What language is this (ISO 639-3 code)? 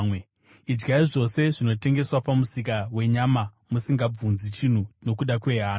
sna